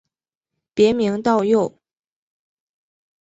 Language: Chinese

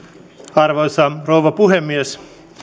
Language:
Finnish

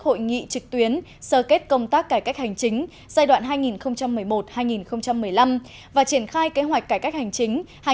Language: Vietnamese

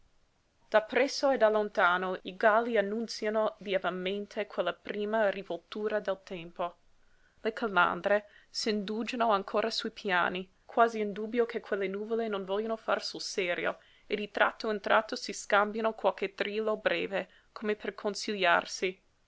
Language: Italian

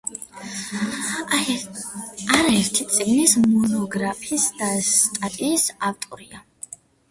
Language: Georgian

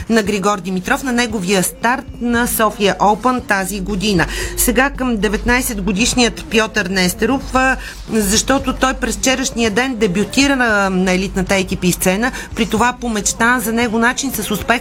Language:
Bulgarian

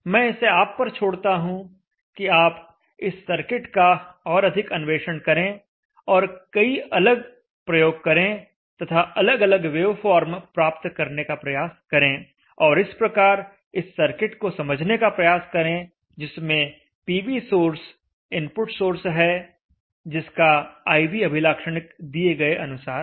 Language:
Hindi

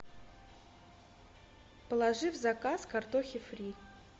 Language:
Russian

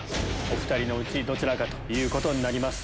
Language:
Japanese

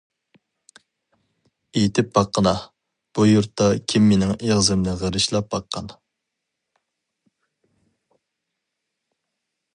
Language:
Uyghur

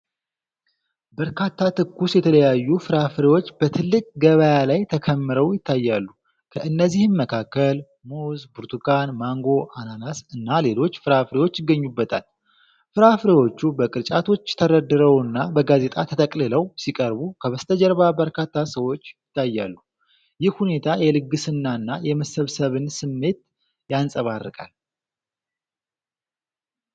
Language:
Amharic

